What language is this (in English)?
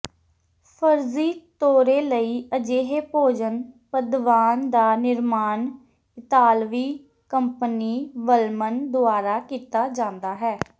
Punjabi